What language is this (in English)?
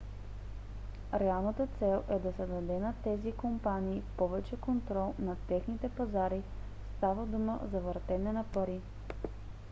Bulgarian